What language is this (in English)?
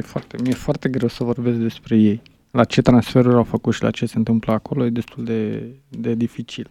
Romanian